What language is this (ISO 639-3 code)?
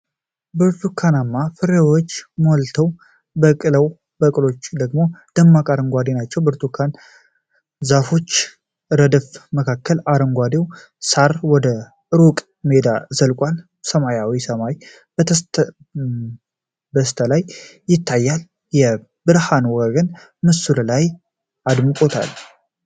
amh